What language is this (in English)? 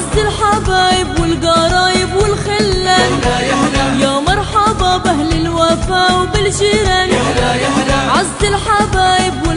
Arabic